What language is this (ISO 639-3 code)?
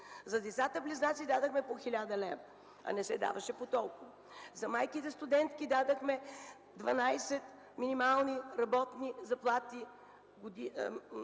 bul